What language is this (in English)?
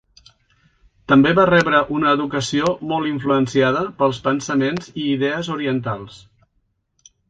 Catalan